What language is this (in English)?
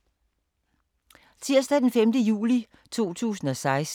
Danish